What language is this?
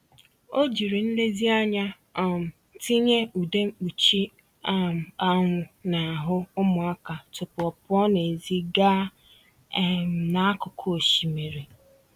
Igbo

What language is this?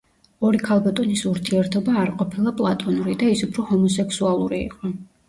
Georgian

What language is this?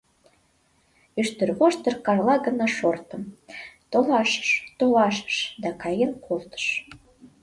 Mari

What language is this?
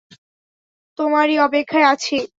Bangla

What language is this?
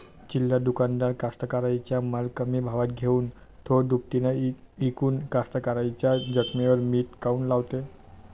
Marathi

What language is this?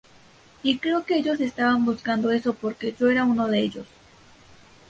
Spanish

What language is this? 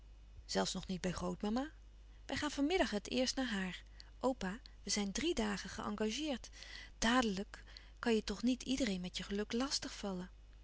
Dutch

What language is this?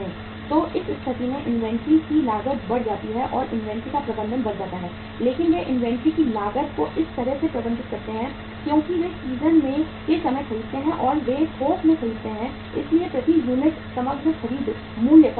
Hindi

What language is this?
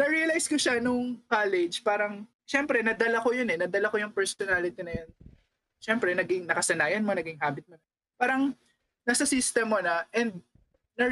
Filipino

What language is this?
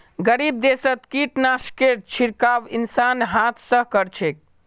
Magahi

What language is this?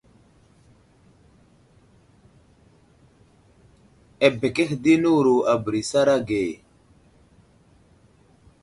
Wuzlam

